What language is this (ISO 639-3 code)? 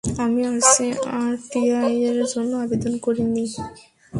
ben